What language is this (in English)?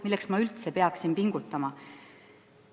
Estonian